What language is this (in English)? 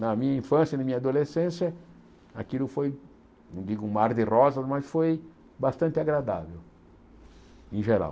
Portuguese